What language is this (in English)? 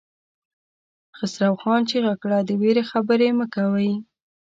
Pashto